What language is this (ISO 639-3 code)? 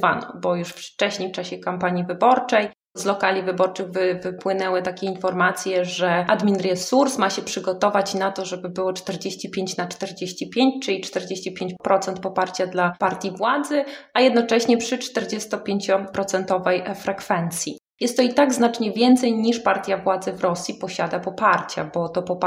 pol